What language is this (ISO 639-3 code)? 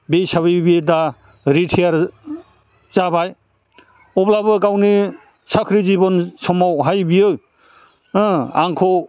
brx